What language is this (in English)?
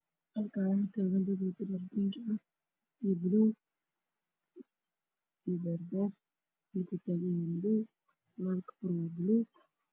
Somali